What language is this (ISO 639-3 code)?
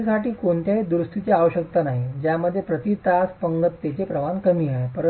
mar